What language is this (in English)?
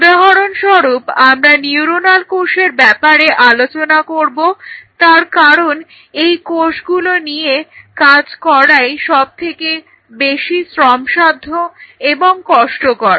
Bangla